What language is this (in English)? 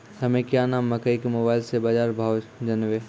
Maithili